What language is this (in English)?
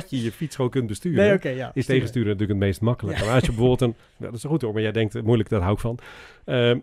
Dutch